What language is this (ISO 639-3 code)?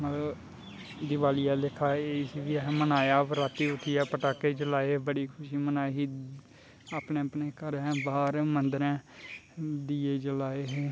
doi